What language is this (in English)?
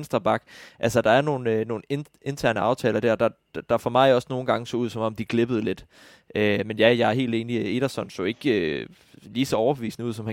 Danish